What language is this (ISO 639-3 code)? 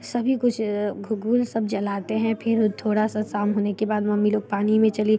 hin